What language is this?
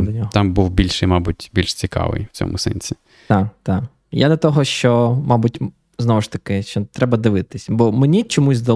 Ukrainian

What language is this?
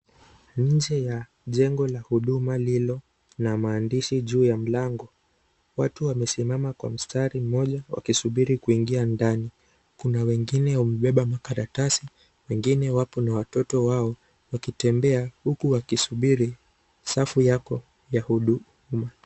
Swahili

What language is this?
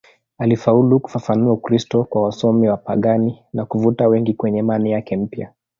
Swahili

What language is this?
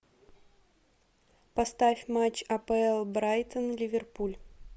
Russian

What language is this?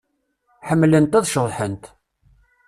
Kabyle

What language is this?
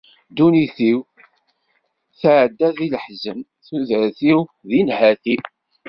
Kabyle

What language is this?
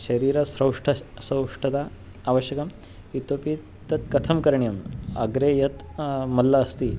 Sanskrit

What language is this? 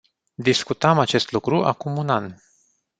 Romanian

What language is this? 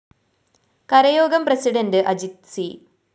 Malayalam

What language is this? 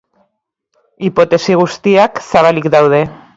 Basque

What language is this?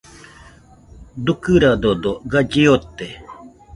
Nüpode Huitoto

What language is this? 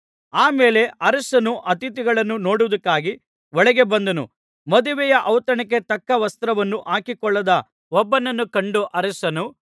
Kannada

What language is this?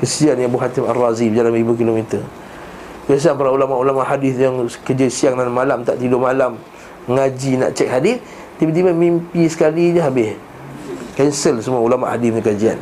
Malay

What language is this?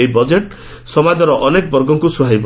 Odia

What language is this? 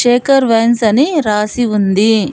Telugu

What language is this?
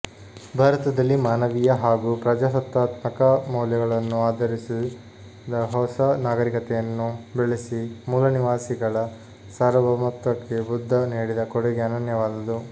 Kannada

